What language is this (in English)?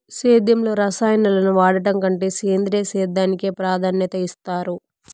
Telugu